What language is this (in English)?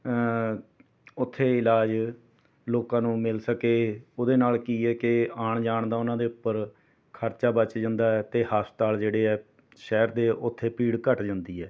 Punjabi